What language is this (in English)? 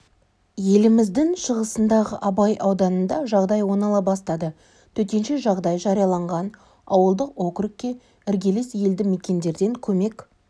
Kazakh